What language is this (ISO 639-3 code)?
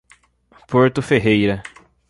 por